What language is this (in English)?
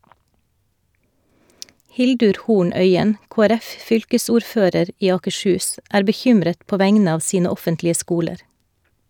Norwegian